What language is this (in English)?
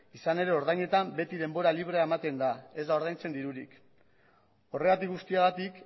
Basque